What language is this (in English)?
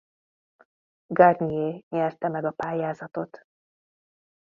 Hungarian